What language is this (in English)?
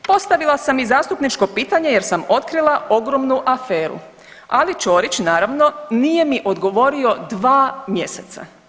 Croatian